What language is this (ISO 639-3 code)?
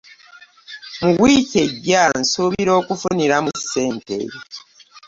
lug